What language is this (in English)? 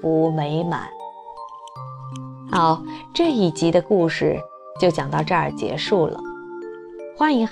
Chinese